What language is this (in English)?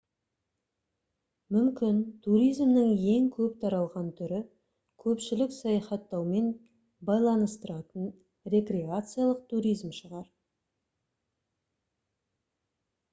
Kazakh